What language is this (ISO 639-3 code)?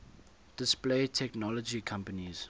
eng